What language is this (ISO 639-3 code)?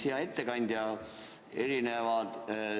est